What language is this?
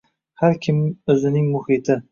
Uzbek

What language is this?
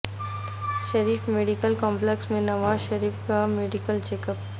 Urdu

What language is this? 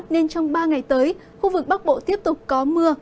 Vietnamese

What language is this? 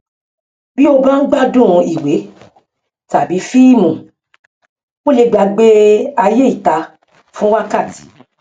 Yoruba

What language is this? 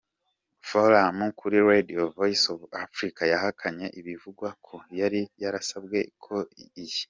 Kinyarwanda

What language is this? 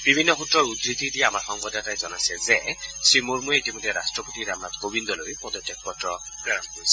Assamese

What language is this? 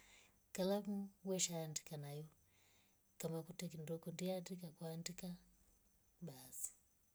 Rombo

